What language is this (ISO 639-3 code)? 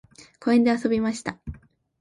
jpn